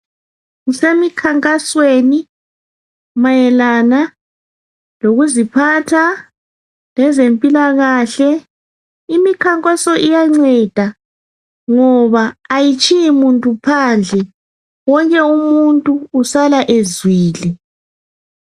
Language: North Ndebele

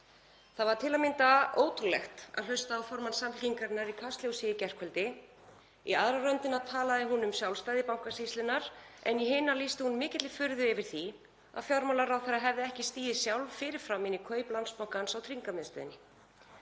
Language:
Icelandic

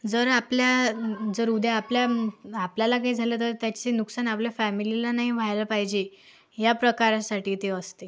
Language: Marathi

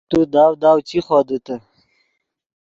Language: Yidgha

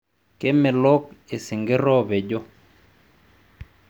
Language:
Masai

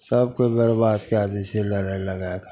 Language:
Maithili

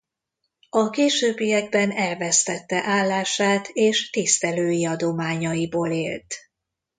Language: Hungarian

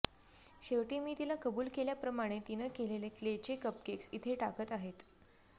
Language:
Marathi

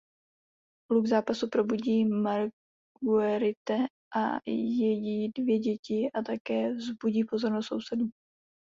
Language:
Czech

